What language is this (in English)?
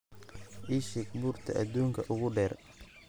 Somali